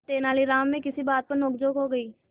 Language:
Hindi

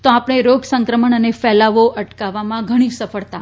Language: Gujarati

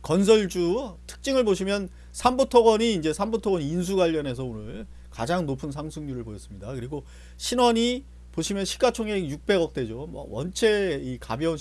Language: Korean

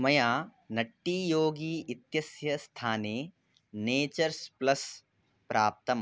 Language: Sanskrit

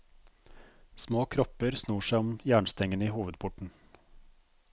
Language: Norwegian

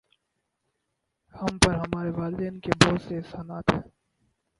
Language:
Urdu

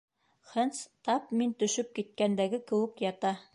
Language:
Bashkir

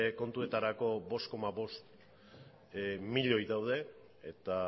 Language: Basque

